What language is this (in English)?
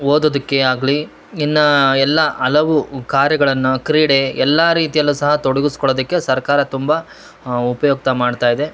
Kannada